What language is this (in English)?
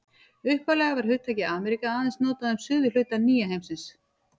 Icelandic